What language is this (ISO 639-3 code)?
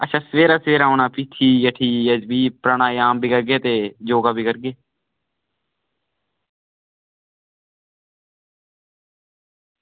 doi